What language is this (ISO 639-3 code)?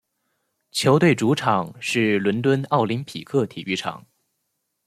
zho